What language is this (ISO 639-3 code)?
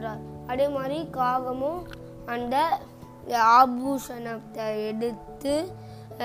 eng